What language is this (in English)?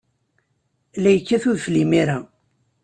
Kabyle